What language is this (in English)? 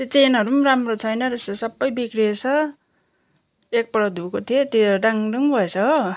Nepali